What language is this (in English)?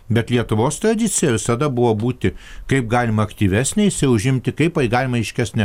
Lithuanian